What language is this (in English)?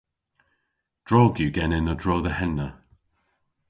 Cornish